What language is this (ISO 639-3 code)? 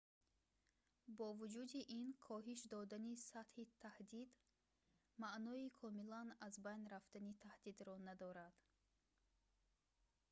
tgk